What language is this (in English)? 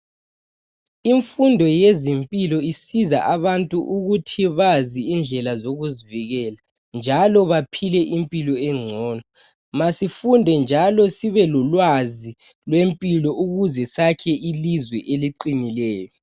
North Ndebele